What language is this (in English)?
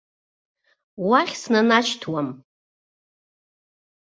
Abkhazian